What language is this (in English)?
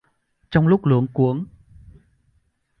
Vietnamese